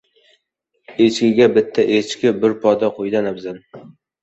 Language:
Uzbek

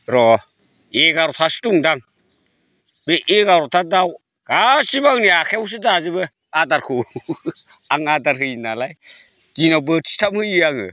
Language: Bodo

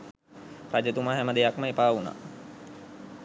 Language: Sinhala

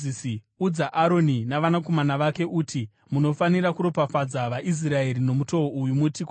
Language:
Shona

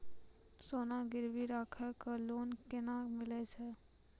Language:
Maithili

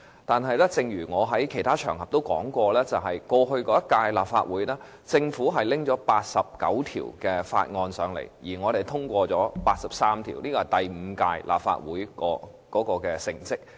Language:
Cantonese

